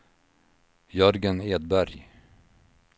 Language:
Swedish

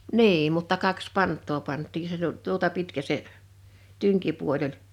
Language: Finnish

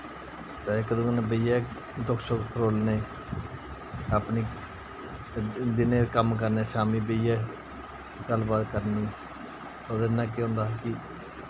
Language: Dogri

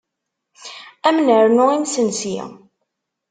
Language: Kabyle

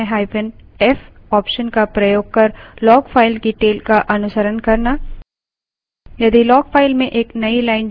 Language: Hindi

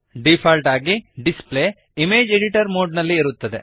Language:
Kannada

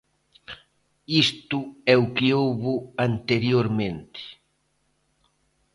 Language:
Galician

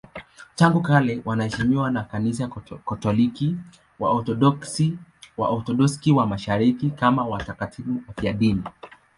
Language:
Swahili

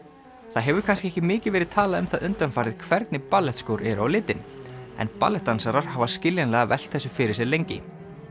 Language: Icelandic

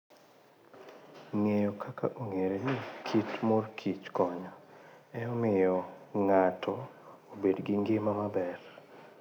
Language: Luo (Kenya and Tanzania)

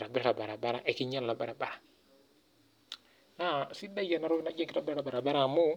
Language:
Masai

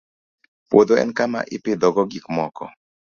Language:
Luo (Kenya and Tanzania)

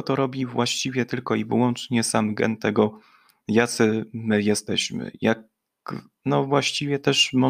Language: Polish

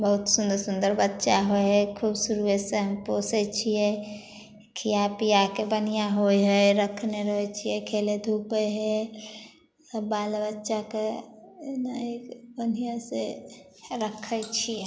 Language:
Maithili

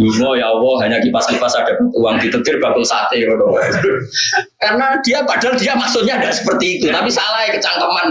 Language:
Indonesian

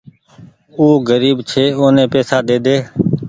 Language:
Goaria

